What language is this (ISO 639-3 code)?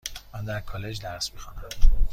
fas